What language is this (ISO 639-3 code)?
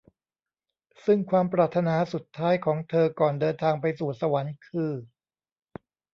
tha